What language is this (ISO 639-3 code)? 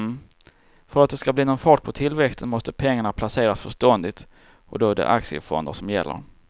swe